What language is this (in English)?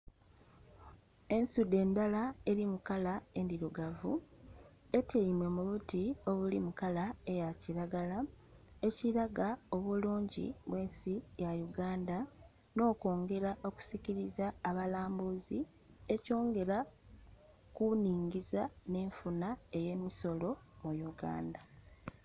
Soga